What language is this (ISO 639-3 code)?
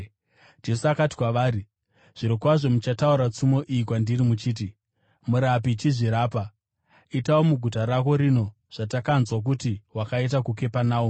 sna